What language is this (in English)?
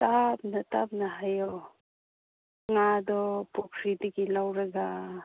Manipuri